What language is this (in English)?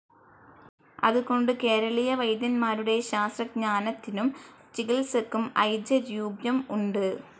Malayalam